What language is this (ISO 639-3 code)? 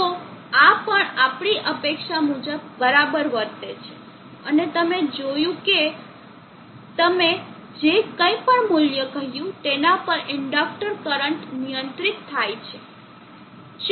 guj